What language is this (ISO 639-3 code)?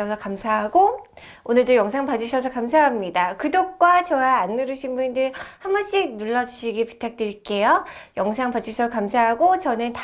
kor